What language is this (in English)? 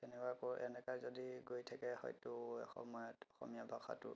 Assamese